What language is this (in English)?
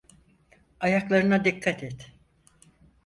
Turkish